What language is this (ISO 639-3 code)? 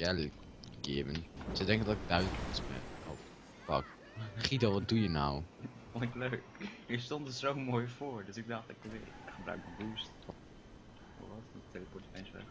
nld